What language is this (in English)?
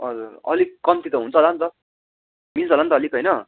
Nepali